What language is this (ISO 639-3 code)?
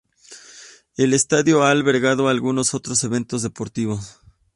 spa